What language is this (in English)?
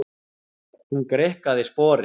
Icelandic